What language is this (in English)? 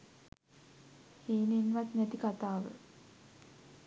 Sinhala